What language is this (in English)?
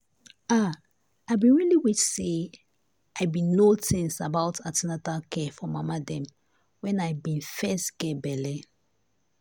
Nigerian Pidgin